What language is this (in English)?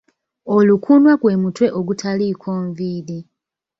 Ganda